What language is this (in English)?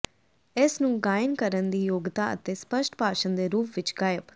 Punjabi